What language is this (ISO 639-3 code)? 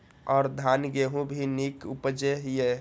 mai